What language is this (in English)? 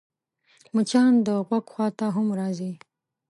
Pashto